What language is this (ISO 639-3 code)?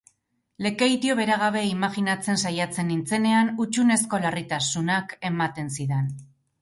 eus